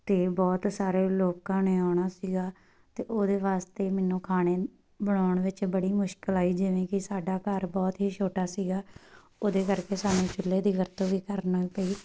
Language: Punjabi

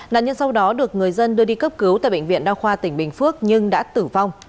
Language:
Vietnamese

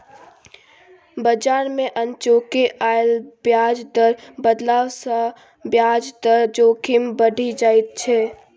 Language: Maithili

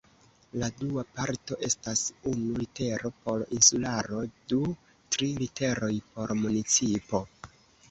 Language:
Esperanto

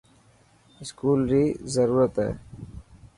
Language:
Dhatki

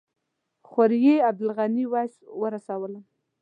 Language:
Pashto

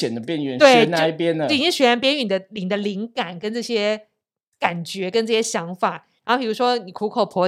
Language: Chinese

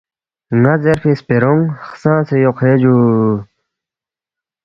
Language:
Balti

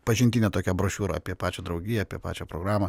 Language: Lithuanian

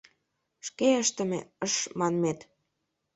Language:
Mari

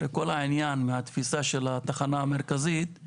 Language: Hebrew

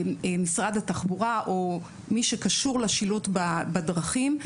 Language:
Hebrew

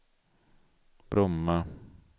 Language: Swedish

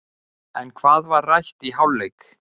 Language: Icelandic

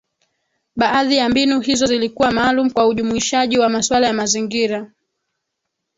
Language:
Swahili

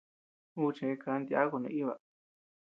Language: Tepeuxila Cuicatec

